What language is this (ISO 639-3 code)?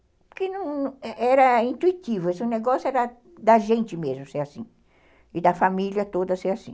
por